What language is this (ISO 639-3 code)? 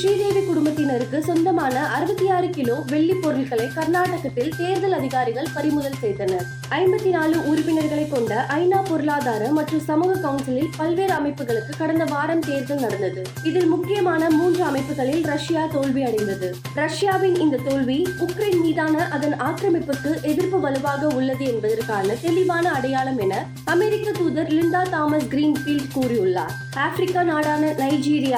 tam